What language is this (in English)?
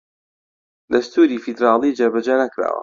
Central Kurdish